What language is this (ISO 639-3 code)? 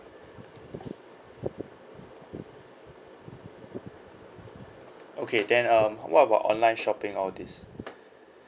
eng